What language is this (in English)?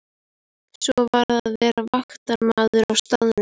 Icelandic